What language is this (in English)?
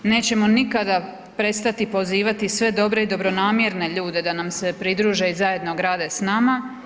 Croatian